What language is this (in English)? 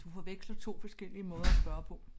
Danish